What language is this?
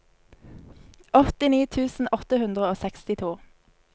Norwegian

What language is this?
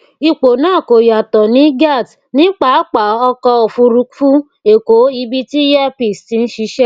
Yoruba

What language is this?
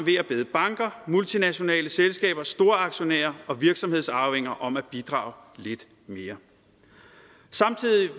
Danish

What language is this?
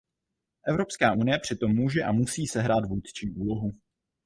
Czech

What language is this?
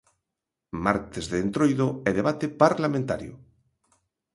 Galician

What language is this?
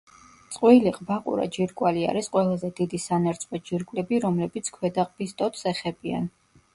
Georgian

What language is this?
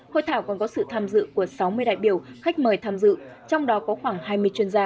Vietnamese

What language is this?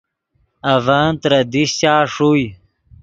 Yidgha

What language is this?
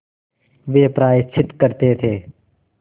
Hindi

